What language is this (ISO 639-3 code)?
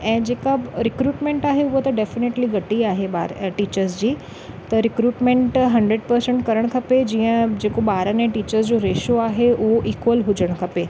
snd